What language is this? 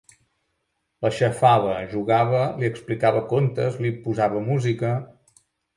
Catalan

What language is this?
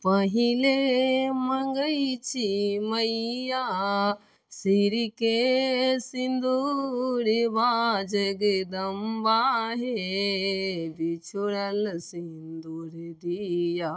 Maithili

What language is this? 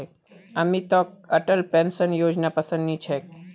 Magahi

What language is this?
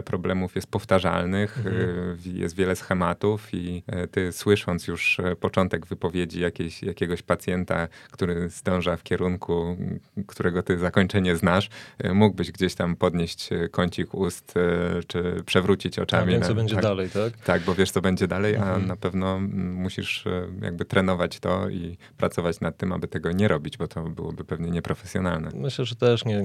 Polish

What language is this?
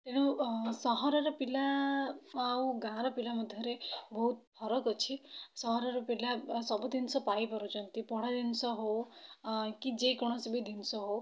Odia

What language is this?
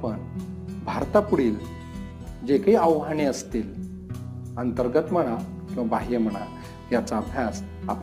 Marathi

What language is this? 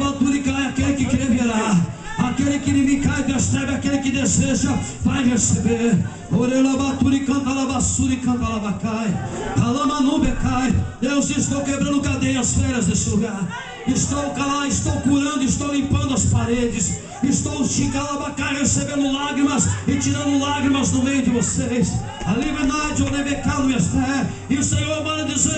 Portuguese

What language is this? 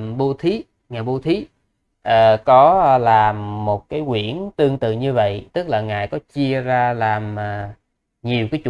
Vietnamese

